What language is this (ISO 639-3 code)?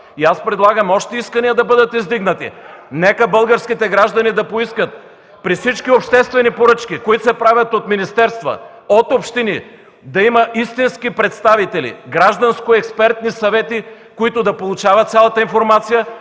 bul